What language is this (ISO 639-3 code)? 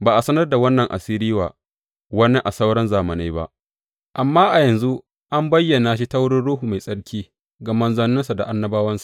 hau